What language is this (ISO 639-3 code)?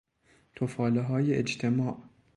fas